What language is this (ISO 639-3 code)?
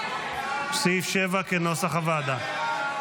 heb